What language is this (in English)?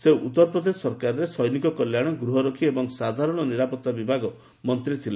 Odia